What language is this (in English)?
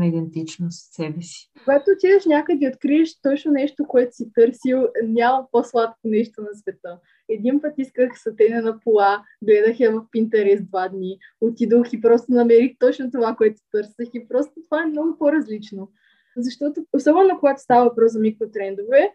Bulgarian